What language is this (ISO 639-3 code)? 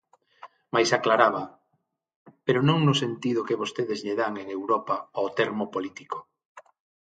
glg